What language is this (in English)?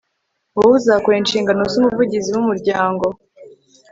Kinyarwanda